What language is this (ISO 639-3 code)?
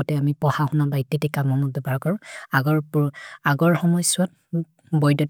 mrr